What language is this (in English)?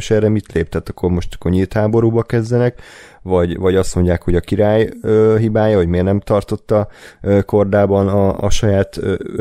Hungarian